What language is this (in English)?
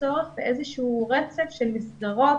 Hebrew